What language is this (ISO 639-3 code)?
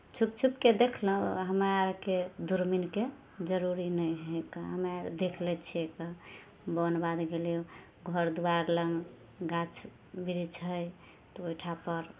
mai